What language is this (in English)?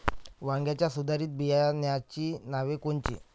Marathi